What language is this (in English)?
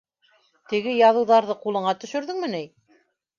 Bashkir